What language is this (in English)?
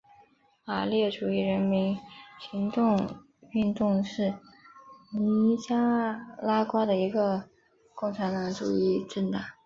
Chinese